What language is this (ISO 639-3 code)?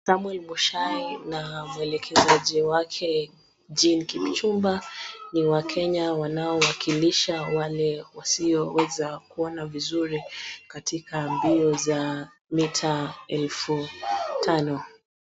swa